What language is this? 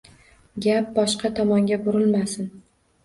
Uzbek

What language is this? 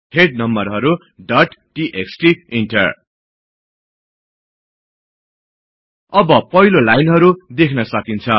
Nepali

